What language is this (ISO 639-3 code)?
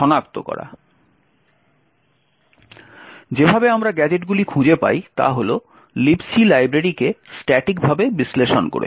ben